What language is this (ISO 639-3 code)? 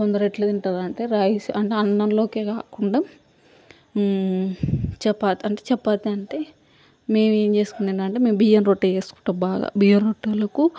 tel